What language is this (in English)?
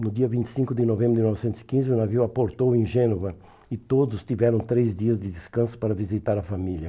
Portuguese